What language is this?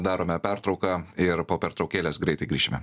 Lithuanian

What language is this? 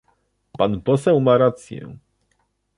Polish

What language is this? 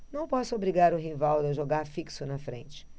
Portuguese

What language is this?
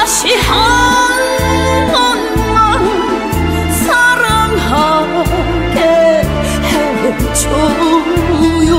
Korean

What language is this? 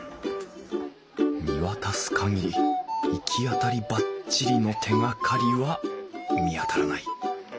Japanese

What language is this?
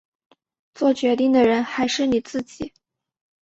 Chinese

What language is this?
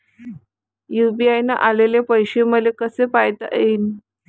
Marathi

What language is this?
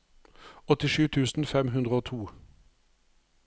Norwegian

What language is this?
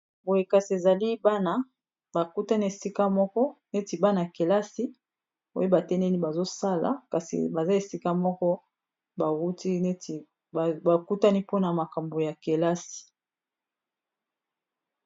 Lingala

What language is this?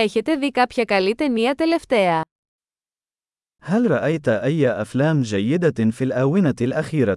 Greek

